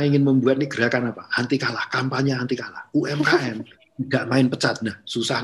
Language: Indonesian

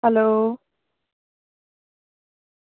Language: Dogri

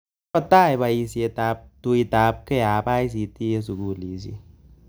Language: Kalenjin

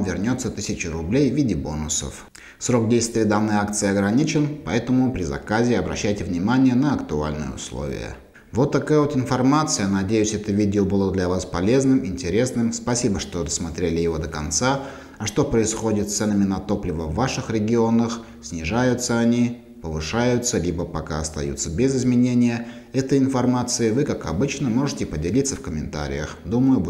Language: Russian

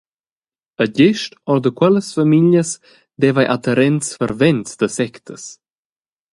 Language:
Romansh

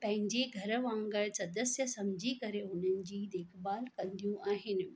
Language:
Sindhi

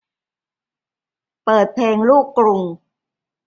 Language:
Thai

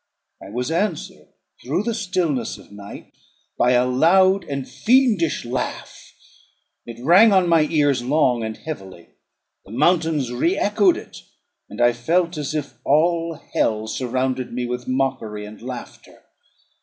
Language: English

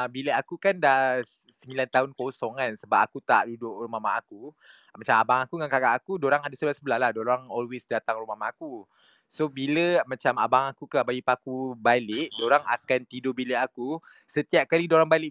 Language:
Malay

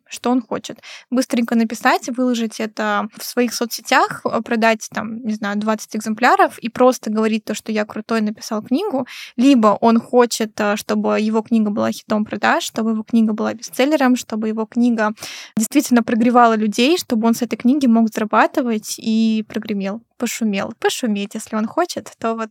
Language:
Russian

